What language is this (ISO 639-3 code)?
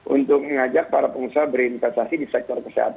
ind